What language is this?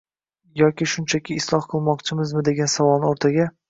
Uzbek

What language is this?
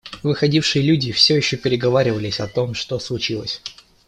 Russian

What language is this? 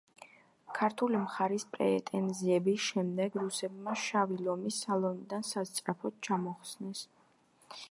Georgian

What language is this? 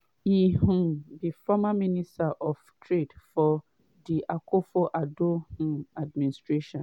Nigerian Pidgin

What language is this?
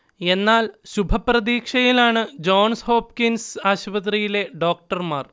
Malayalam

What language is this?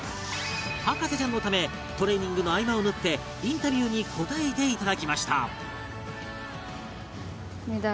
Japanese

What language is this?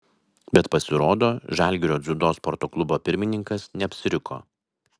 Lithuanian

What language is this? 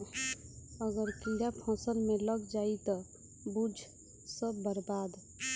Bhojpuri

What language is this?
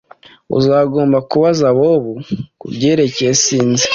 Kinyarwanda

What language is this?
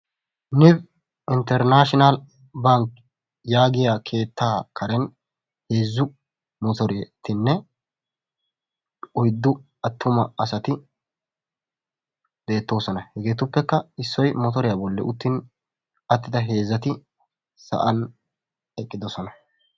Wolaytta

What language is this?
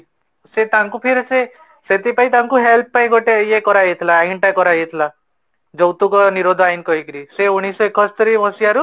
Odia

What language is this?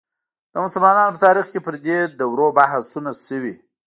Pashto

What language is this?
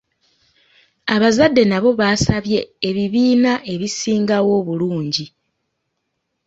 Ganda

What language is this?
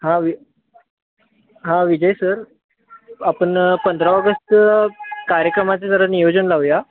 Marathi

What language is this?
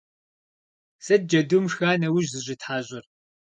Kabardian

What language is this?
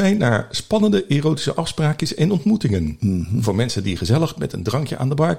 Dutch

